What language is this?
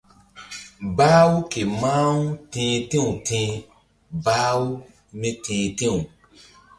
Mbum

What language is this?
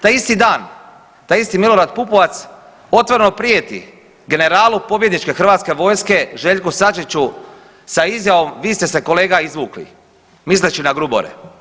Croatian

